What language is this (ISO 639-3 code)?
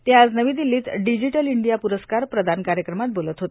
mar